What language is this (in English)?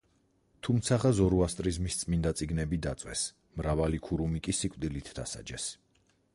Georgian